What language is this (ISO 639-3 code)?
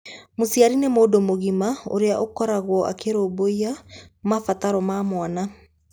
kik